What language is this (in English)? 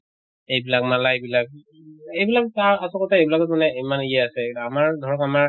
Assamese